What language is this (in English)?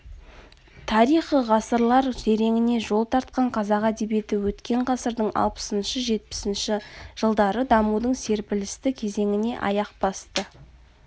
Kazakh